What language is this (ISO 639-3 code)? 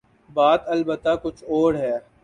urd